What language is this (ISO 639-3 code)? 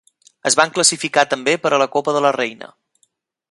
cat